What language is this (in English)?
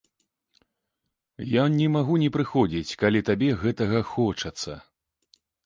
Belarusian